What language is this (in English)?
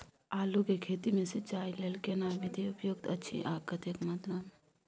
Maithili